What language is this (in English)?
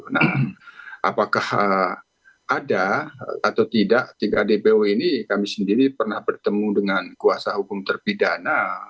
Indonesian